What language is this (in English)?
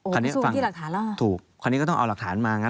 Thai